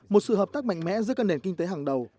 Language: Vietnamese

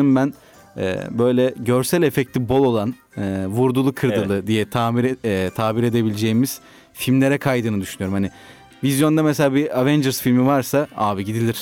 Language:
Turkish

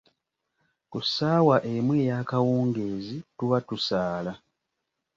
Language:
Ganda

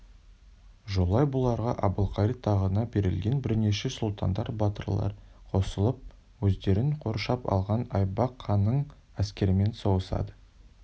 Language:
Kazakh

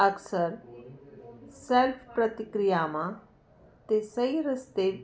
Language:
Punjabi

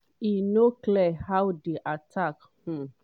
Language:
Nigerian Pidgin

